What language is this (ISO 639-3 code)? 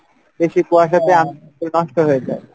ben